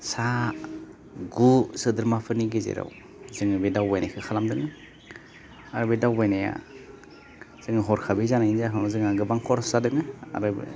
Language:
Bodo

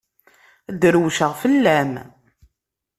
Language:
Kabyle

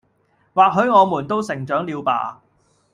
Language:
Cantonese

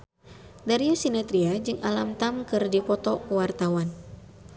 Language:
Sundanese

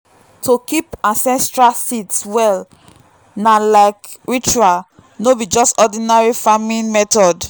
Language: Nigerian Pidgin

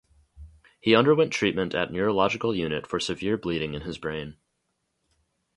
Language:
English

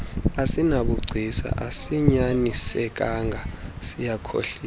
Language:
Xhosa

